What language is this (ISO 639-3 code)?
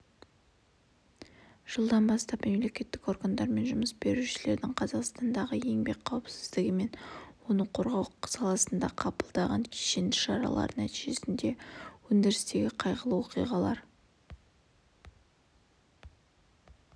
kaz